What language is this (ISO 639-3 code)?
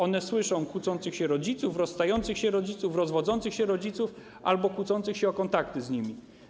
pol